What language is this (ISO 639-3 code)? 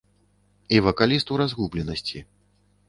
bel